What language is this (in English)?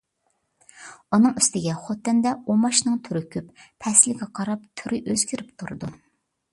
Uyghur